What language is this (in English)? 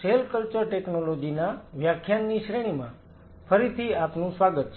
Gujarati